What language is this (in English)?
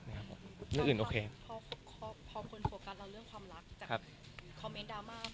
Thai